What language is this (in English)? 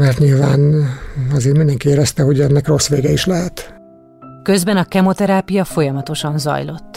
Hungarian